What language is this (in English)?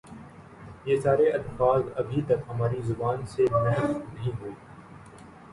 Urdu